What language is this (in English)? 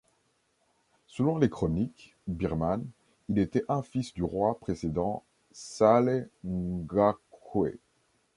French